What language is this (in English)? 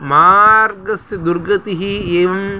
Sanskrit